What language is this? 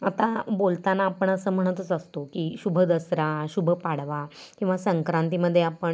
Marathi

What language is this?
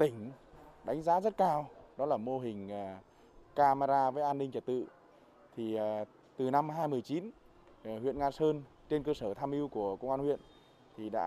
Vietnamese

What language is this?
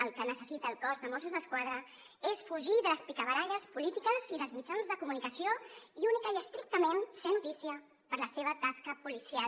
Catalan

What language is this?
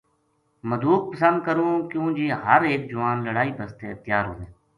Gujari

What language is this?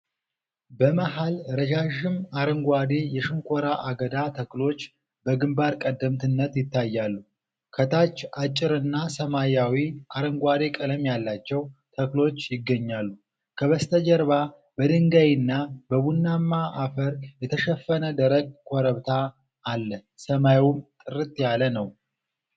Amharic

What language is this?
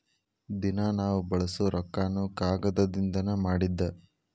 Kannada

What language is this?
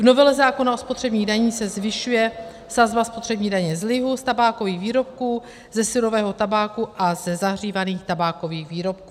Czech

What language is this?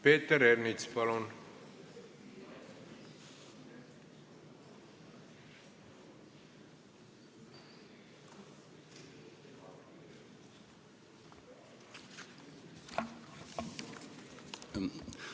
Estonian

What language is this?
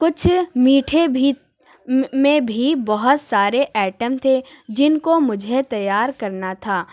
Urdu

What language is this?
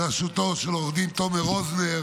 Hebrew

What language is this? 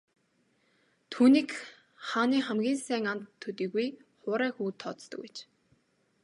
Mongolian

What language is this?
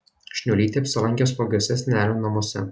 Lithuanian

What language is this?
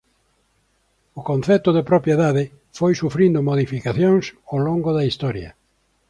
Galician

